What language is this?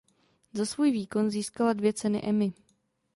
Czech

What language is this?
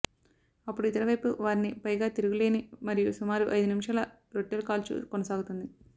Telugu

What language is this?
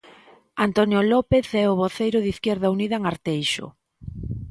Galician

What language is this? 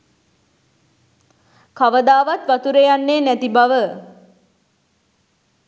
Sinhala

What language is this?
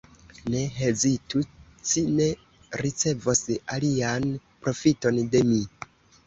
Esperanto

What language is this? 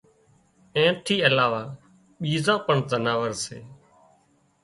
Wadiyara Koli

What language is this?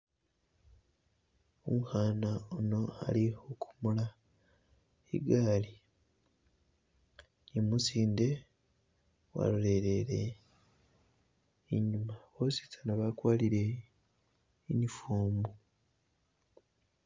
Masaaba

